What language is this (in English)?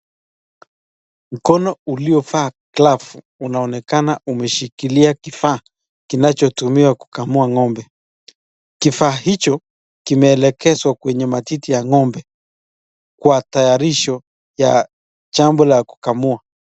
Swahili